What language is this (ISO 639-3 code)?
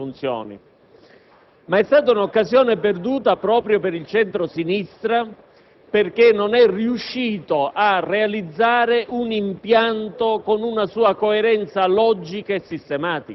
ita